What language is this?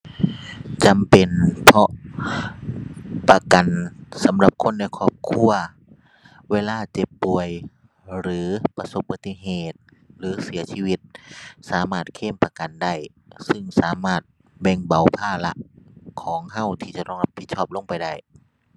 Thai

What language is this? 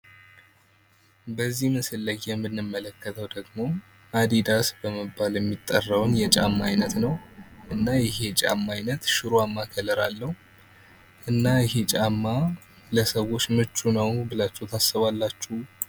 Amharic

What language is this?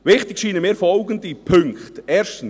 Swiss German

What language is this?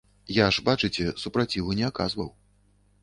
Belarusian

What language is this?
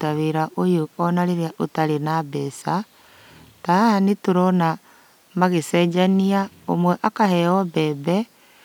Kikuyu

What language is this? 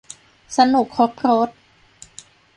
Thai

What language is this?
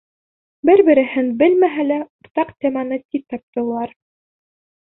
Bashkir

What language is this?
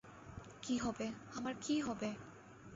Bangla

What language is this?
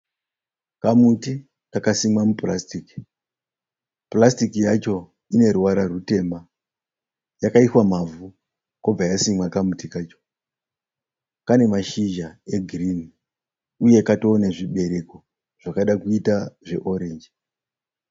Shona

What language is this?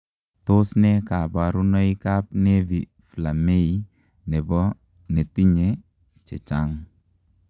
Kalenjin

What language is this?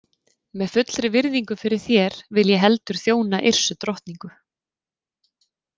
Icelandic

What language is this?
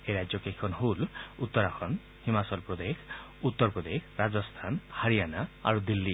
Assamese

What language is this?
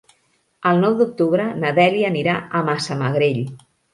Catalan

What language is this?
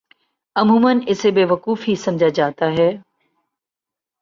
Urdu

